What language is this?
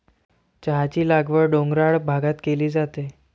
Marathi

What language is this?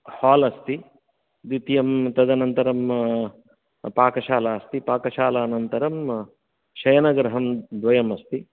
Sanskrit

